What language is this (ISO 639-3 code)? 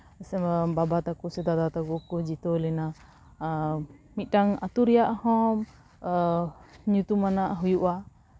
sat